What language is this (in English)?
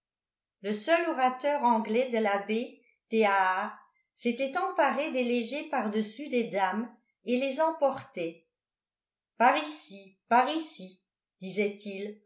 French